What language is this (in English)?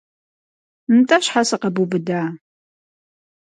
Kabardian